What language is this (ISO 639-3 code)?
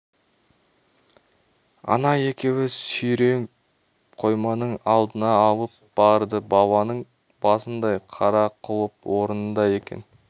kaz